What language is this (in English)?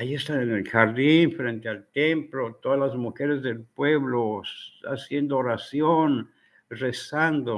Spanish